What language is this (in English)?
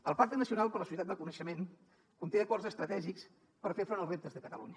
Catalan